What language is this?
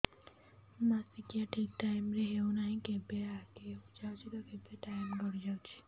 Odia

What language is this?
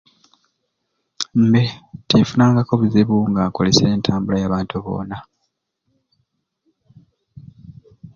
Ruuli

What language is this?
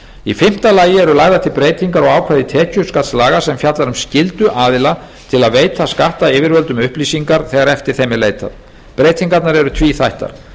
Icelandic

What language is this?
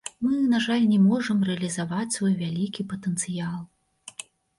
Belarusian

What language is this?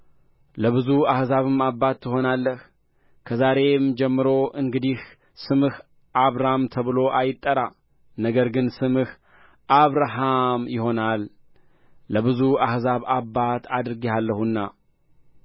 Amharic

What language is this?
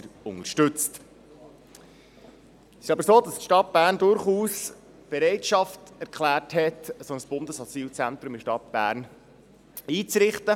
Swiss German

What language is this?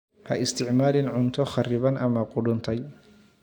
Somali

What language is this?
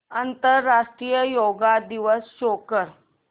Marathi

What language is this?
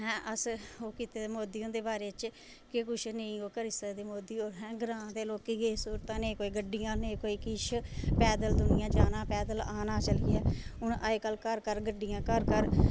Dogri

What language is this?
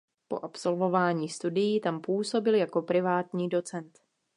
Czech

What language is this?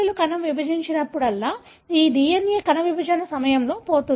Telugu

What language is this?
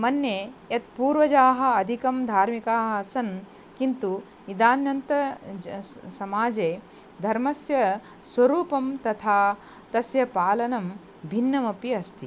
Sanskrit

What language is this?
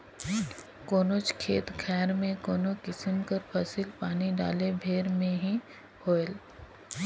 Chhattisgarhi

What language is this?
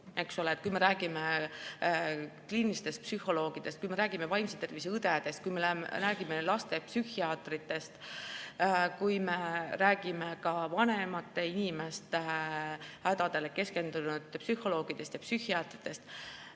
Estonian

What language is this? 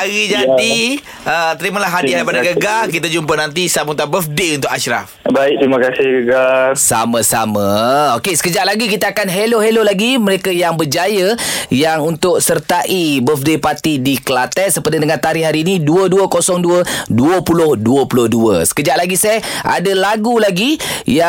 Malay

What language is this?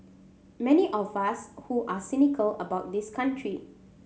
English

